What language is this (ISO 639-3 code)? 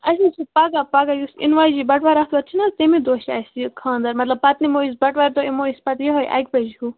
kas